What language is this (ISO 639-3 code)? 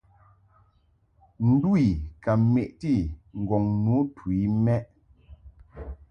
mhk